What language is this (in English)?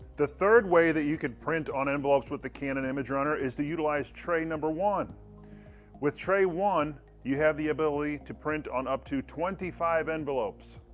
English